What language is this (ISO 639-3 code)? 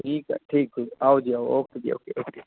pan